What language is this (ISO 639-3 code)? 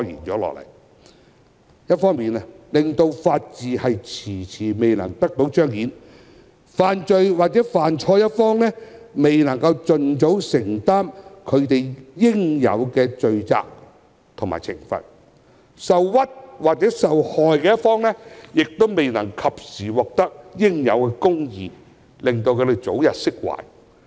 yue